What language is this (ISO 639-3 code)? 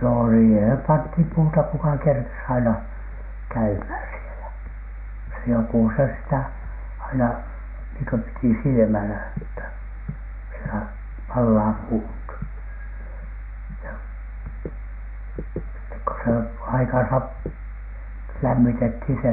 fin